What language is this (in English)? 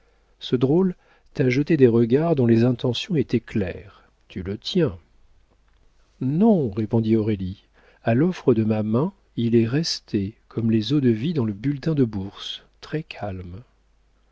French